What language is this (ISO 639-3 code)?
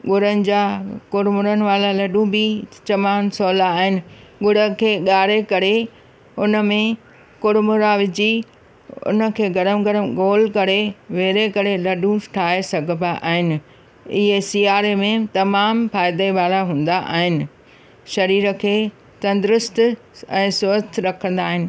snd